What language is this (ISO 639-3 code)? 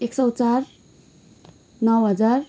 nep